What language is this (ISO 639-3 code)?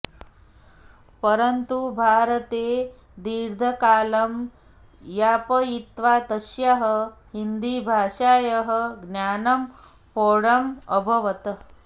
san